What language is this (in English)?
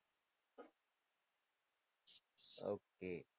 Gujarati